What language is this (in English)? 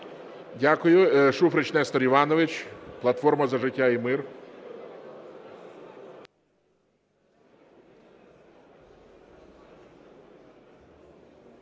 Ukrainian